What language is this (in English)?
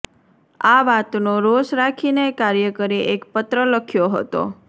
Gujarati